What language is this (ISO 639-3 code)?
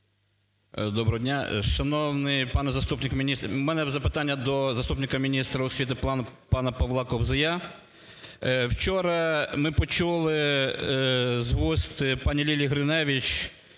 ukr